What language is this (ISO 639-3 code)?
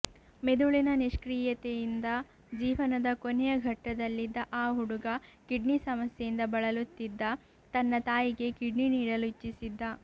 kan